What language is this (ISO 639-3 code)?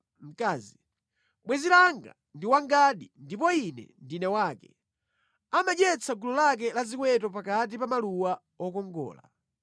nya